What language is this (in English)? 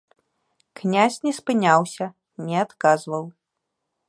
Belarusian